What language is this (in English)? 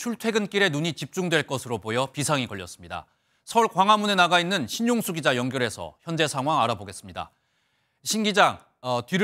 Korean